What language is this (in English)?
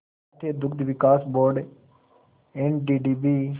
Hindi